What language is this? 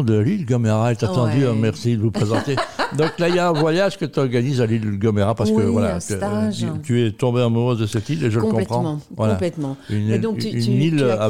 French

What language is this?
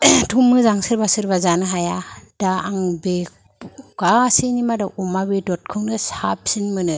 Bodo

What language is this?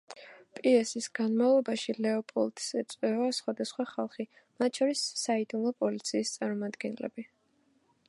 Georgian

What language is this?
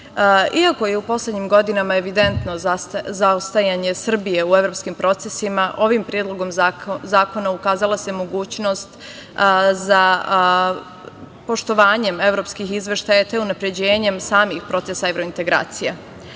Serbian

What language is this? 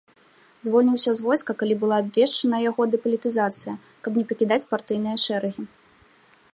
Belarusian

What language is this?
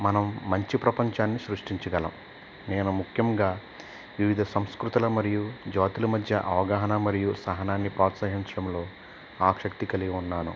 Telugu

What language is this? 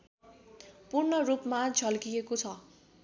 Nepali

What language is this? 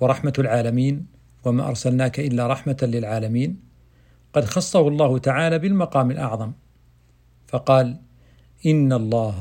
Arabic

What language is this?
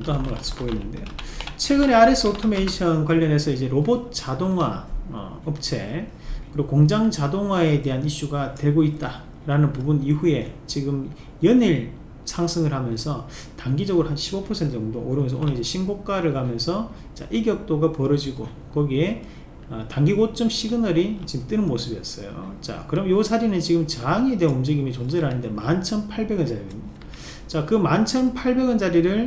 Korean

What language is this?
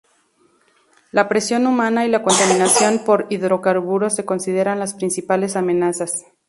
Spanish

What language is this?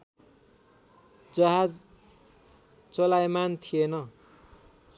Nepali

